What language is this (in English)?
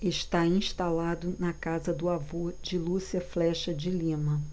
Portuguese